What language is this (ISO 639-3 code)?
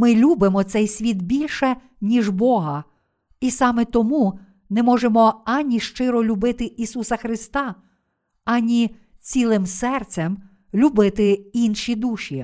ukr